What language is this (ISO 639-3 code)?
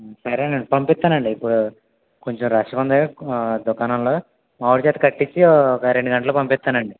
tel